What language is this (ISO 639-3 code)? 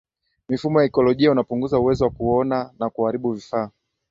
swa